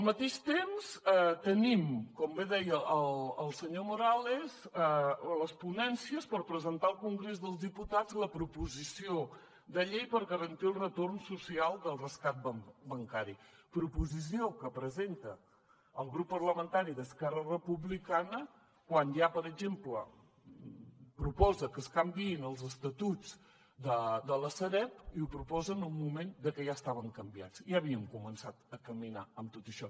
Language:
Catalan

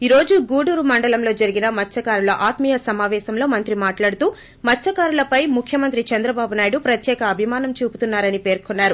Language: Telugu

